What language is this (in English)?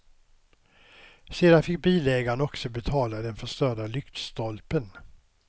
Swedish